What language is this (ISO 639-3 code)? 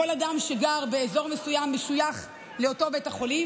heb